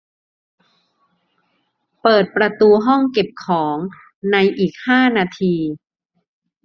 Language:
Thai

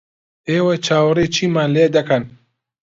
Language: Central Kurdish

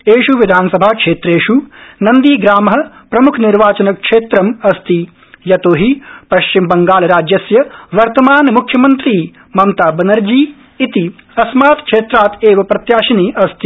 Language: Sanskrit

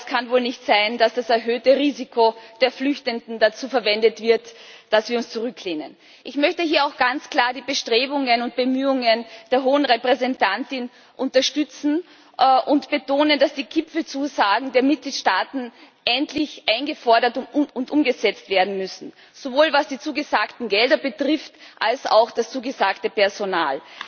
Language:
German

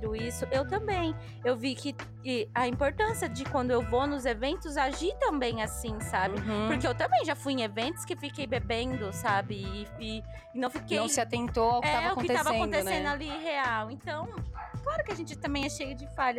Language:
Portuguese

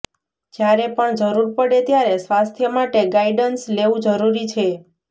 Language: Gujarati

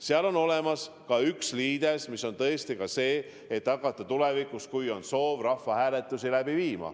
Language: Estonian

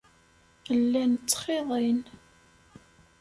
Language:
Kabyle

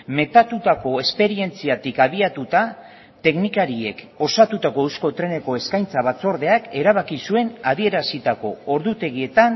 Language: Basque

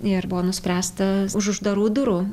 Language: Lithuanian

